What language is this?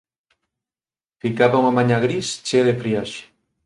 Galician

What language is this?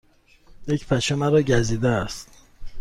Persian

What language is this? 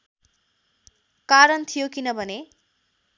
Nepali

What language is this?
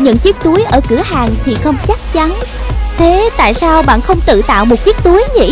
Vietnamese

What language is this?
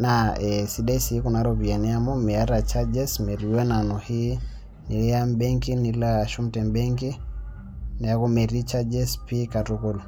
Masai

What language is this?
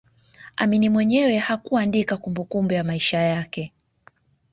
Swahili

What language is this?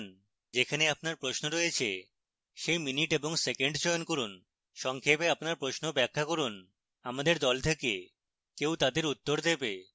Bangla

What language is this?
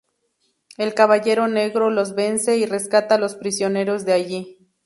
Spanish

